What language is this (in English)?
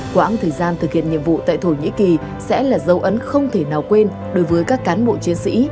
Vietnamese